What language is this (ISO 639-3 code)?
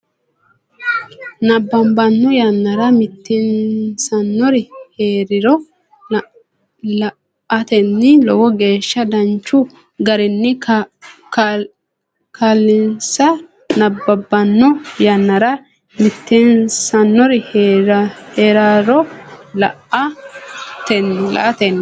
sid